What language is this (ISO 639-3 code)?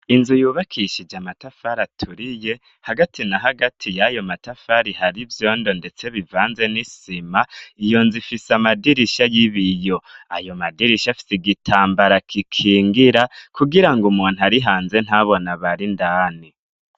run